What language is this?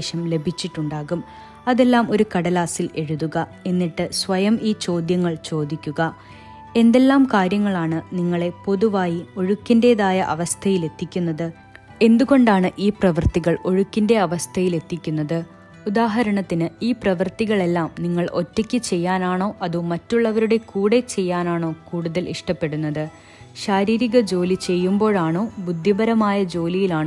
Malayalam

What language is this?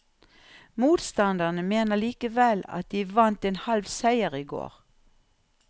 Norwegian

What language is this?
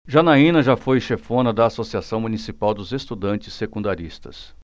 Portuguese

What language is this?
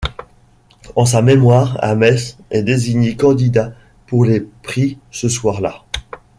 French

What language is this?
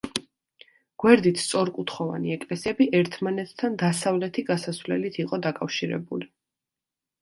Georgian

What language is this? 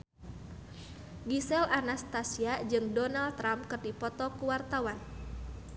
Sundanese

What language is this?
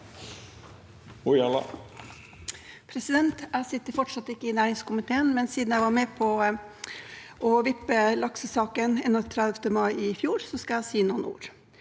Norwegian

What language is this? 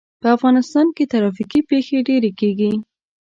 Pashto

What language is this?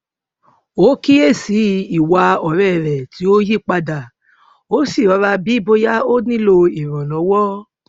Yoruba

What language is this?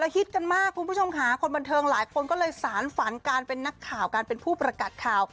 Thai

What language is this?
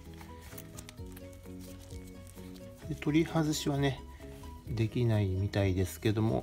Japanese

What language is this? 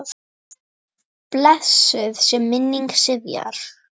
Icelandic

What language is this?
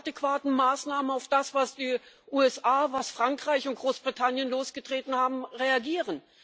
German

